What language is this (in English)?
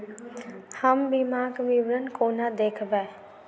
Maithili